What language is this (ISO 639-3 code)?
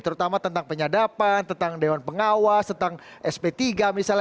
ind